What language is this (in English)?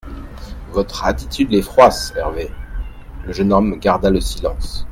French